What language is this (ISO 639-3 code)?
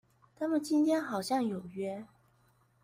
zho